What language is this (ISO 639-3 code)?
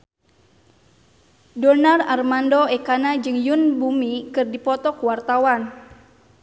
sun